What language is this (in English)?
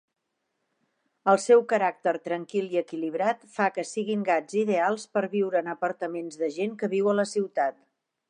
Catalan